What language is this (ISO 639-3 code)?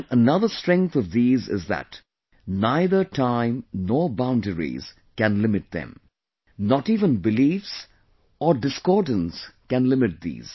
eng